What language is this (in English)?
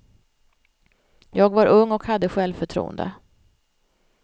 Swedish